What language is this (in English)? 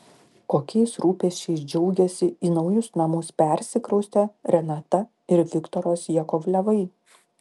Lithuanian